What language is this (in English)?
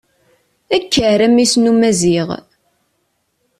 Kabyle